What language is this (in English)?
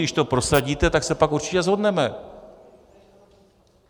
Czech